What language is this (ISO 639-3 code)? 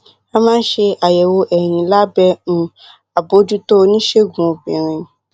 yor